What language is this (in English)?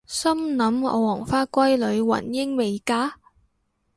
Cantonese